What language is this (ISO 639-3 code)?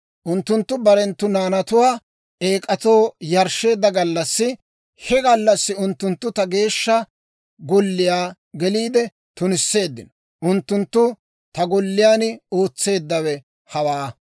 dwr